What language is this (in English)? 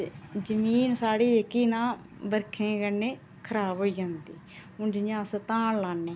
Dogri